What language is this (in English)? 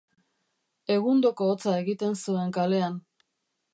Basque